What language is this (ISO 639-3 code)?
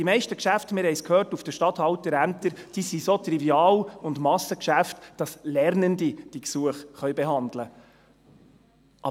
gsw